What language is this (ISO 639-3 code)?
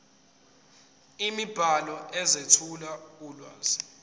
zul